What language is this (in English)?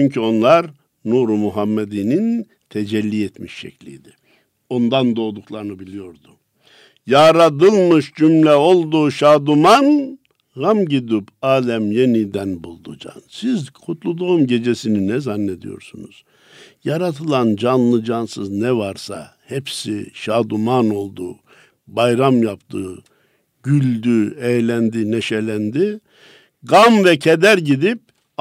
Turkish